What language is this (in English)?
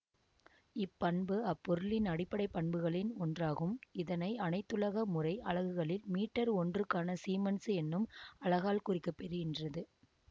Tamil